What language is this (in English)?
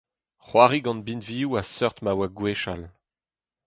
Breton